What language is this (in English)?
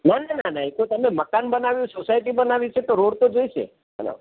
Gujarati